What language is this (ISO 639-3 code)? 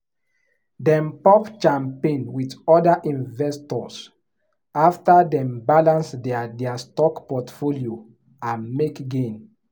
pcm